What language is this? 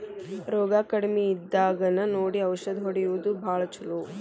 Kannada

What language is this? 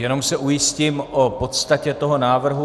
Czech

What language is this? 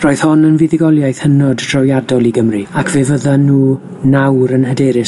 Welsh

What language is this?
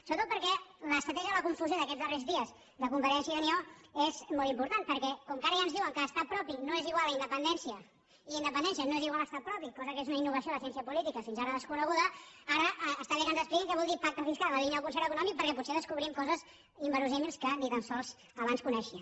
Catalan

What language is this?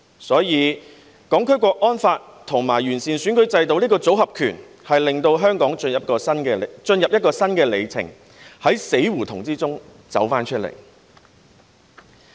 Cantonese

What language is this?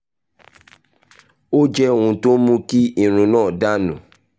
Yoruba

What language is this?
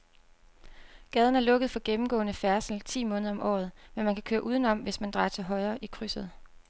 Danish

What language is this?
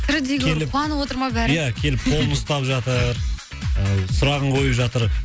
Kazakh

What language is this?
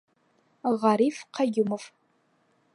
Bashkir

